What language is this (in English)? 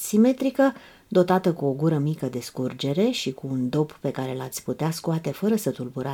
Romanian